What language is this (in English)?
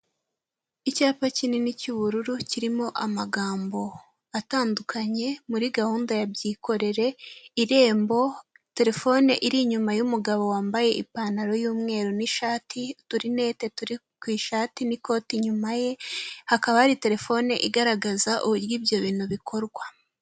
Kinyarwanda